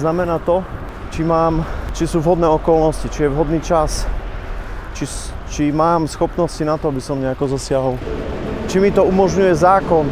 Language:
Slovak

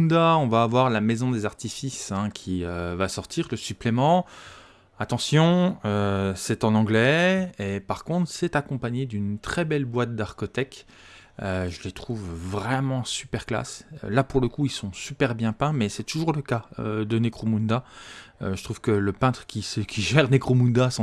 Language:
French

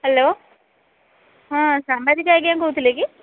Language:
Odia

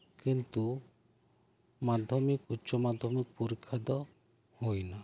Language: Santali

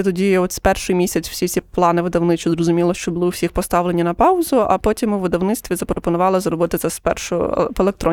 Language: Ukrainian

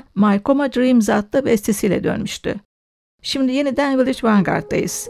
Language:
Turkish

